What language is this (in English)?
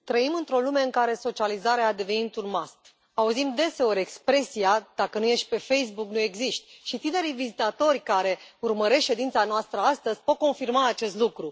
Romanian